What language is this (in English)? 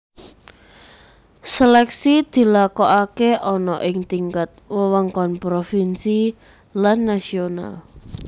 Javanese